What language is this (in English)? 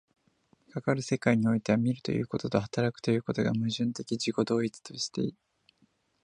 Japanese